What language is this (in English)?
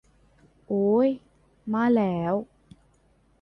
Thai